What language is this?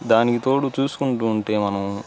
Telugu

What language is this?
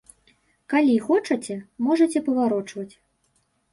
Belarusian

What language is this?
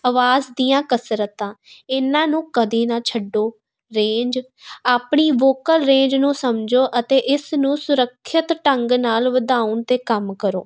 Punjabi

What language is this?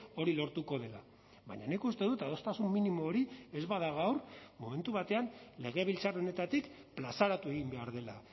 Basque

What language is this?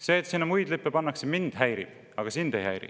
Estonian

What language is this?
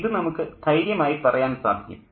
Malayalam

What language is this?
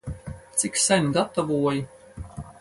Latvian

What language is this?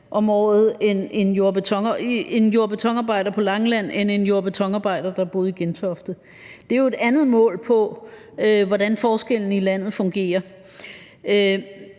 Danish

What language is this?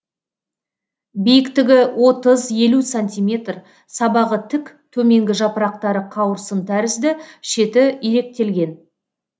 Kazakh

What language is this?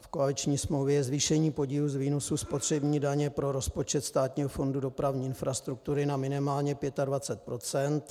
Czech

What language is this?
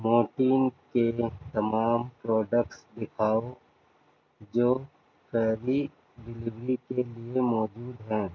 Urdu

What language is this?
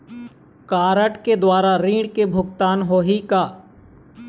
Chhattisgarhi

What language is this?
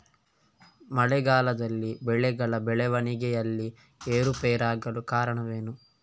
Kannada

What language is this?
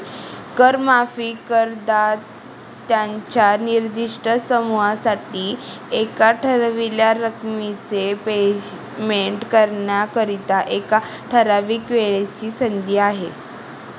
Marathi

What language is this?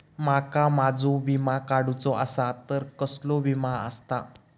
Marathi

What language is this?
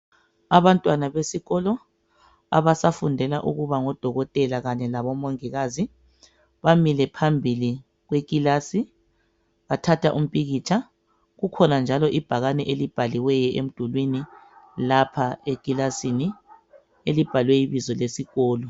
North Ndebele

